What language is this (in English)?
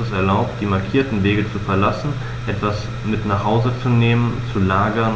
German